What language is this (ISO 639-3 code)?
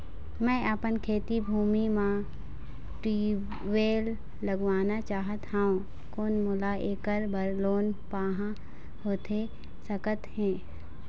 hne